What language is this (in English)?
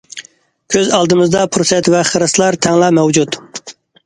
Uyghur